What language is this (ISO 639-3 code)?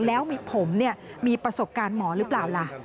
tha